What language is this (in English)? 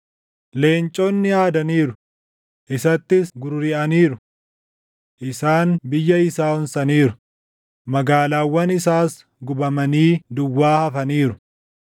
Oromo